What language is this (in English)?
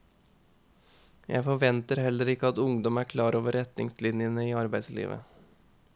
Norwegian